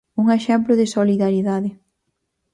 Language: Galician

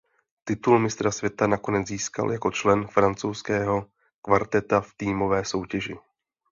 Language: Czech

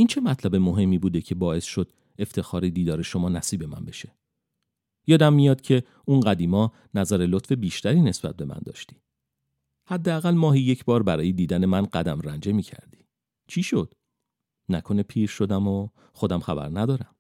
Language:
Persian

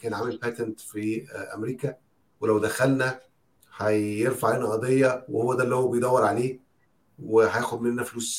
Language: Arabic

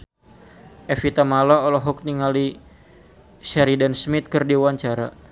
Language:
Sundanese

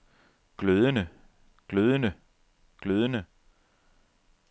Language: Danish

